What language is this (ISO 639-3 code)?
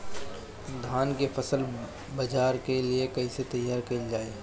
bho